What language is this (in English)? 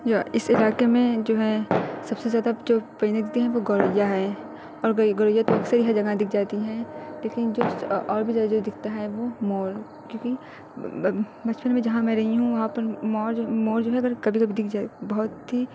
Urdu